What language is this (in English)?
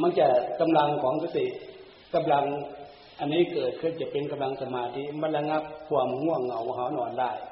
Thai